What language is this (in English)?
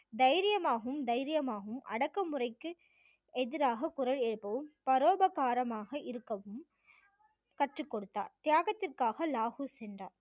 Tamil